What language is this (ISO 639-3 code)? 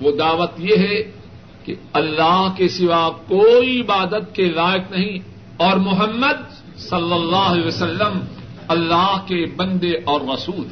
urd